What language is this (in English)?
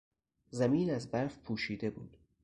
Persian